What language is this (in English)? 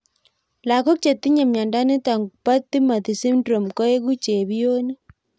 Kalenjin